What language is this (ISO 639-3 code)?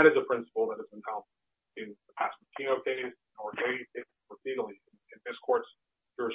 eng